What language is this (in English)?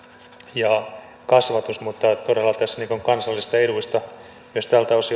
Finnish